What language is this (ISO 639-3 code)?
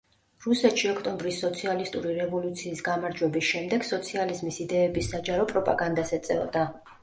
kat